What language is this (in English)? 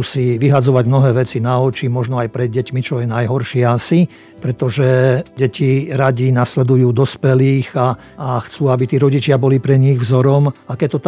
Slovak